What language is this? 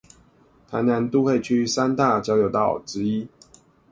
Chinese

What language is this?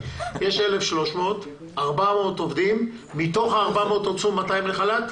Hebrew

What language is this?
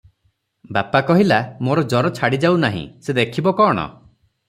Odia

